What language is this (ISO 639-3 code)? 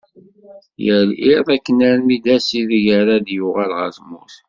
kab